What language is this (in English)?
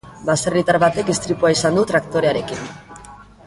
Basque